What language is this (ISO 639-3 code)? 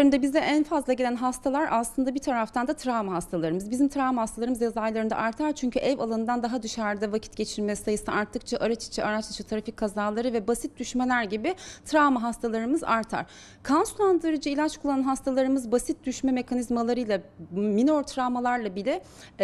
tur